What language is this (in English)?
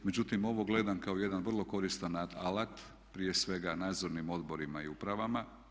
Croatian